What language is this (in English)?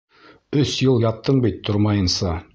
Bashkir